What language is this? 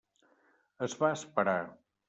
Catalan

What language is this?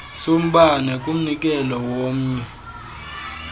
Xhosa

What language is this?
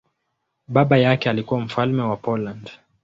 Swahili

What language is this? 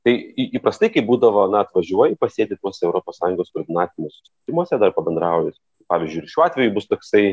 Lithuanian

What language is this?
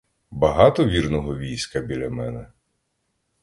Ukrainian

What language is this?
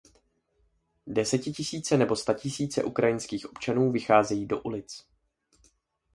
Czech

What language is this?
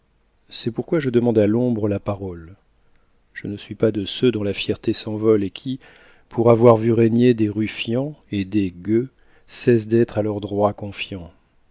French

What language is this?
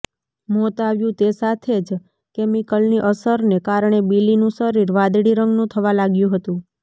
Gujarati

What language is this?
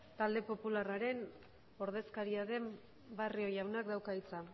Basque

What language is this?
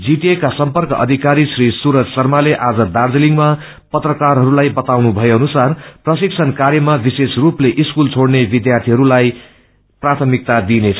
Nepali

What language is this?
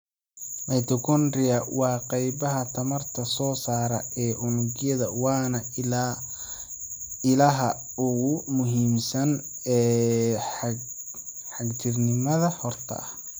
Somali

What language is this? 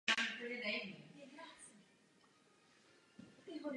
Czech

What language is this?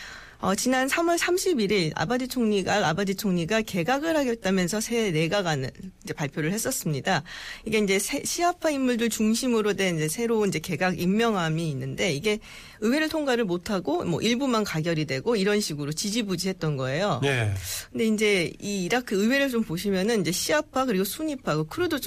Korean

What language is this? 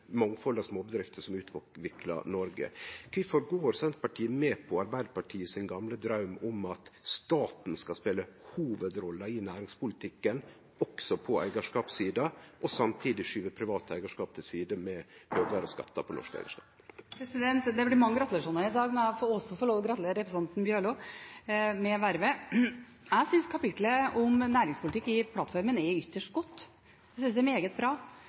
Norwegian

